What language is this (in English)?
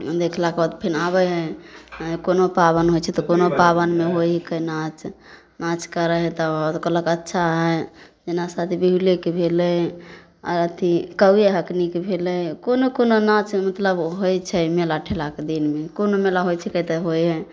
Maithili